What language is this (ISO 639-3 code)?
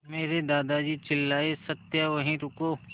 hin